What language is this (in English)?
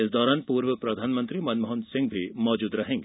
Hindi